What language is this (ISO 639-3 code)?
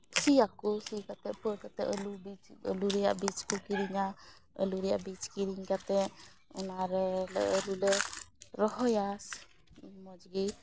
sat